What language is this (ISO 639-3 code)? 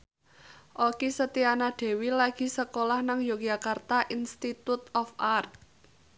jav